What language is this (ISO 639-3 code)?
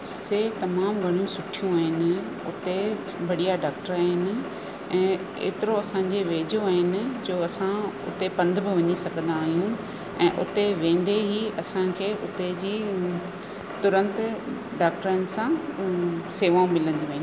snd